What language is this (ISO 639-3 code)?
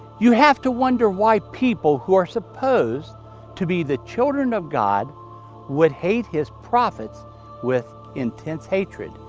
eng